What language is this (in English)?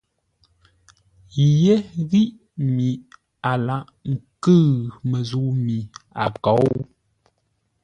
Ngombale